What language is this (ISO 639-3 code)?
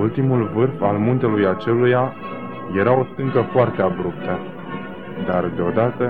ron